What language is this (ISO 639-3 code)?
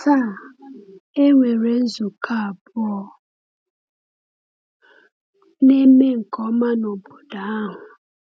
ibo